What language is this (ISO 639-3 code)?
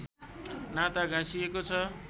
nep